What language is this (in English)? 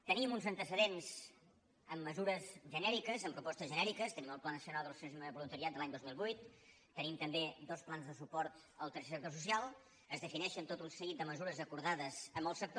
Catalan